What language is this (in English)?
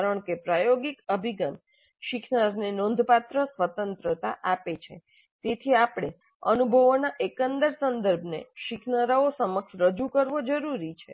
Gujarati